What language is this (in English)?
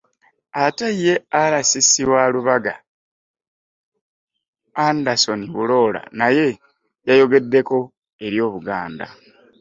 Ganda